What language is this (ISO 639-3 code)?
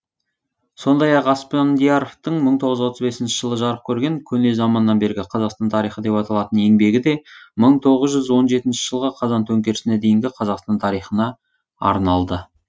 kaz